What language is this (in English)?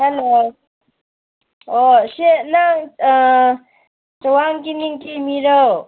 Manipuri